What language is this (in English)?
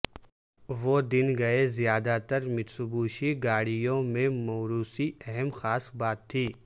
Urdu